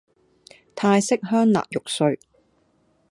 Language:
Cantonese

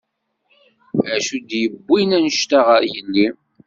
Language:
Kabyle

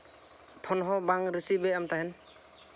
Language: Santali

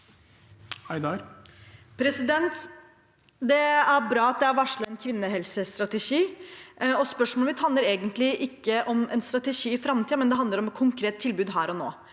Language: Norwegian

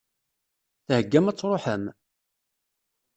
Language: Kabyle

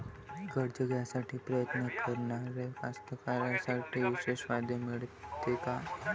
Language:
Marathi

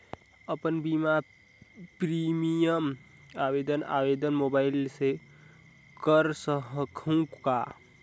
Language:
Chhattisgarhi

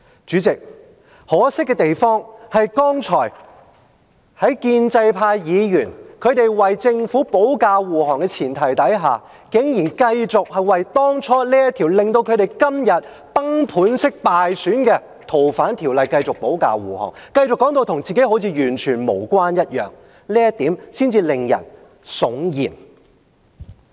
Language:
Cantonese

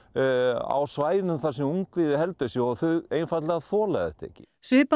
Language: Icelandic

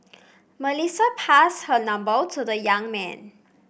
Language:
English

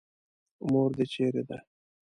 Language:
Pashto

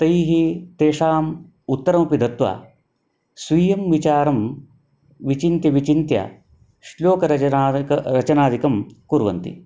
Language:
Sanskrit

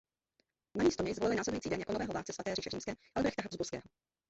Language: Czech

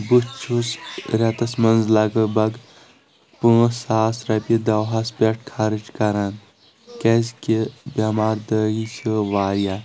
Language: Kashmiri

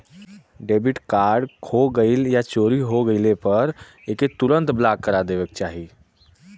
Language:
Bhojpuri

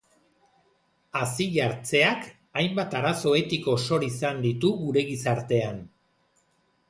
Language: Basque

